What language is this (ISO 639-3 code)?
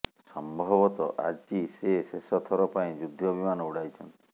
ori